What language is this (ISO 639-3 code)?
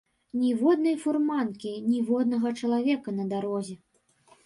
bel